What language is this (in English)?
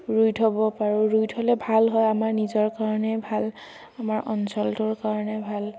Assamese